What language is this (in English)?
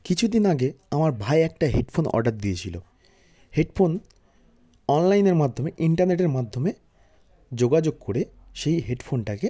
Bangla